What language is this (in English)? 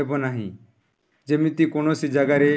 Odia